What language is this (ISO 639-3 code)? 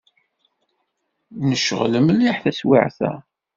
kab